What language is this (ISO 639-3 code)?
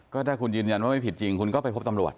tha